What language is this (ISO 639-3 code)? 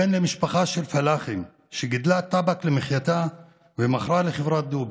heb